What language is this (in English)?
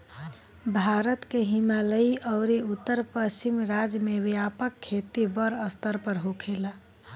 Bhojpuri